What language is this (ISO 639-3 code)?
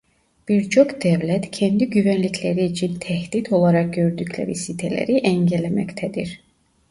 tur